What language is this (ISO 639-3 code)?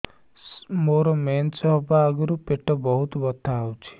ori